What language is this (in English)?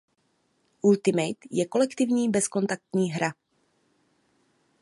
Czech